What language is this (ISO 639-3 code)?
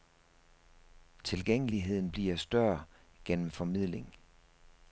dan